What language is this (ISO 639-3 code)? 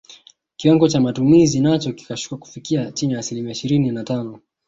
swa